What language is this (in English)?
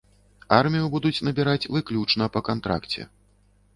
Belarusian